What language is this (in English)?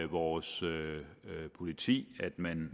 Danish